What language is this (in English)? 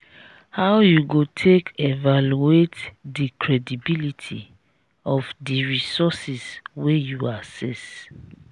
Nigerian Pidgin